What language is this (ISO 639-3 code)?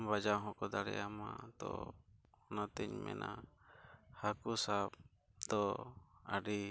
sat